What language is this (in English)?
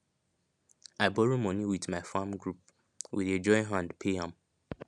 Nigerian Pidgin